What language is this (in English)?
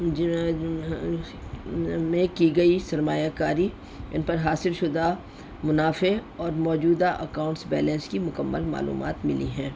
Urdu